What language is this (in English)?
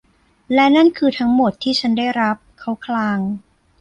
Thai